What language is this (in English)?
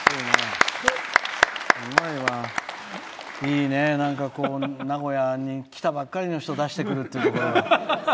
Japanese